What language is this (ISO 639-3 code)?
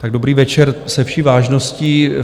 ces